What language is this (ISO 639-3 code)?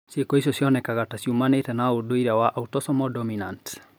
kik